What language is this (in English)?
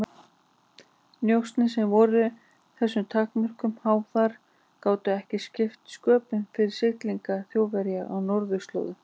Icelandic